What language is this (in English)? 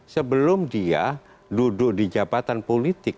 Indonesian